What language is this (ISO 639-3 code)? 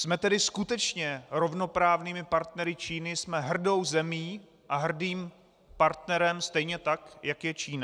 ces